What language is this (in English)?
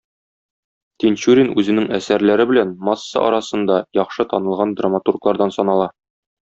Tatar